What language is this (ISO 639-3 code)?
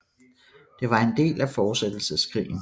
dan